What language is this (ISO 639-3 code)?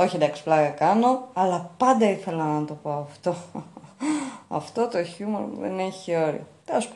ell